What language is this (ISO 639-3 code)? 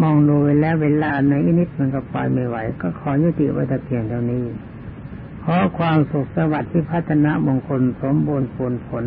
tha